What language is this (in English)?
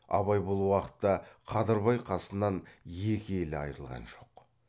Kazakh